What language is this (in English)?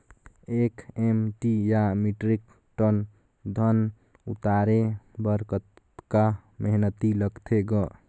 Chhattisgarhi